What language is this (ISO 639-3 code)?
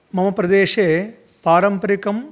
san